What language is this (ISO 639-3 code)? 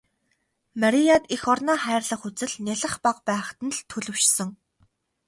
mon